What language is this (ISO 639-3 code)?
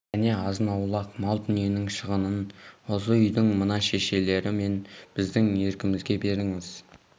kaz